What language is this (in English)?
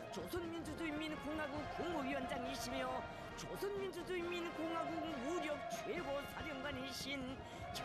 Korean